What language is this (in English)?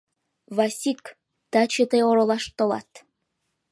Mari